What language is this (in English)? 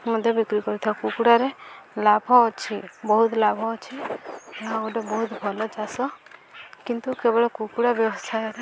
Odia